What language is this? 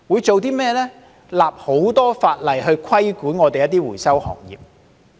Cantonese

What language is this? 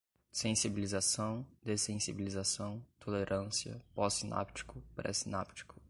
Portuguese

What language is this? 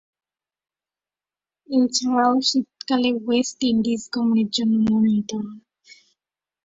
Bangla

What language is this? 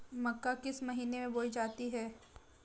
Hindi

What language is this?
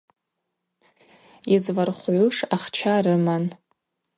Abaza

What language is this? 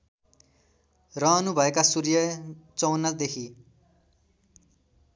Nepali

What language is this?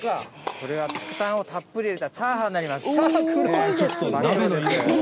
Japanese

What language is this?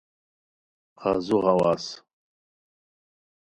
Khowar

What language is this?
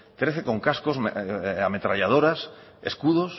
Spanish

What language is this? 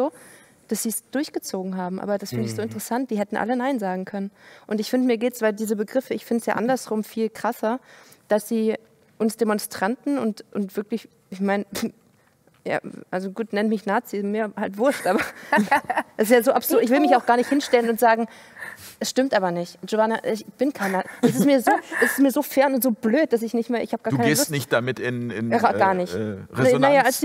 German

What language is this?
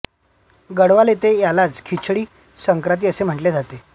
Marathi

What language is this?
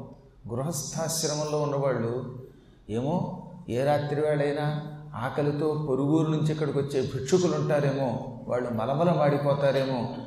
Telugu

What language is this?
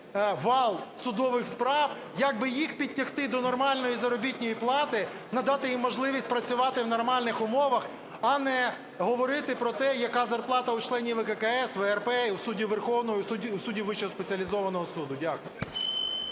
Ukrainian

